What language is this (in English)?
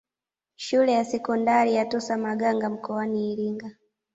Swahili